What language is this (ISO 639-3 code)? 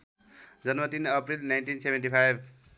nep